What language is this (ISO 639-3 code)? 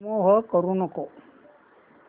mar